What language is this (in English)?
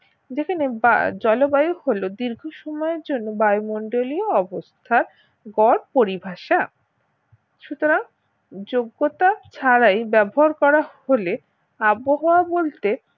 Bangla